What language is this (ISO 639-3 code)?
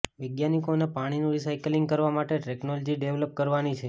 guj